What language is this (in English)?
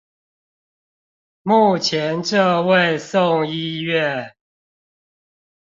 Chinese